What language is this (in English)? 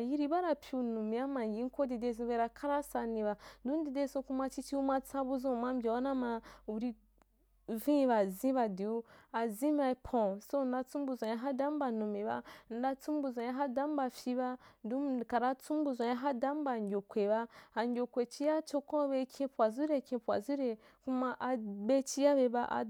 Wapan